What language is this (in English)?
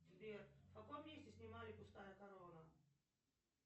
Russian